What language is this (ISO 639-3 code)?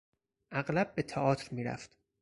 fas